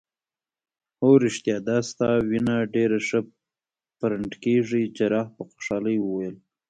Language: Pashto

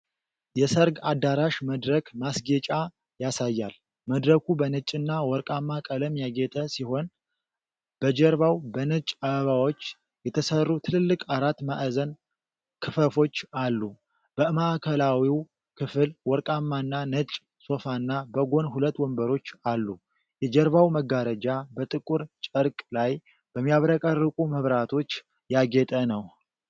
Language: Amharic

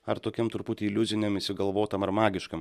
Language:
Lithuanian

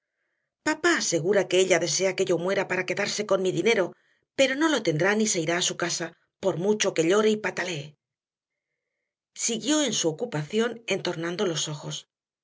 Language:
Spanish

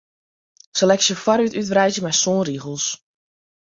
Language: Western Frisian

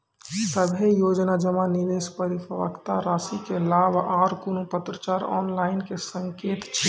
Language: Maithili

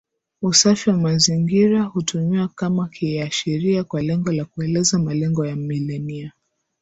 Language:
Swahili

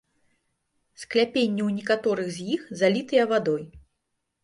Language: Belarusian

